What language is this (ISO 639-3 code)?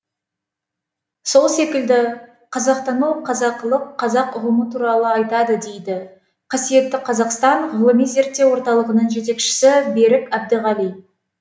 kaz